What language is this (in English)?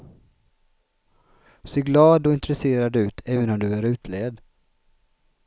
Swedish